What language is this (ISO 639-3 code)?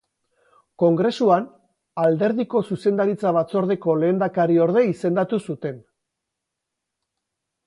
eus